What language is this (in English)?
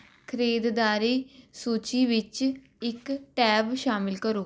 Punjabi